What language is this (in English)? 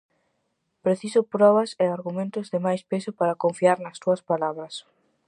Galician